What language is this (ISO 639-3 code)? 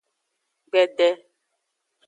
ajg